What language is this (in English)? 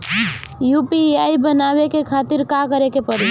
Bhojpuri